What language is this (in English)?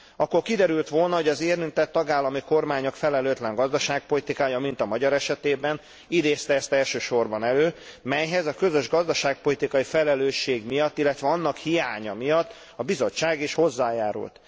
Hungarian